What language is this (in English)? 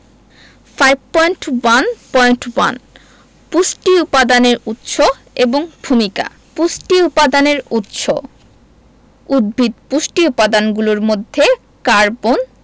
Bangla